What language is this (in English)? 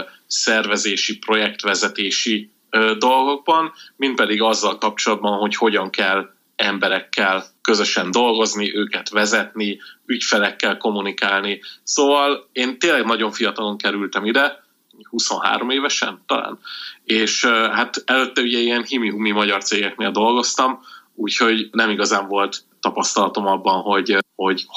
Hungarian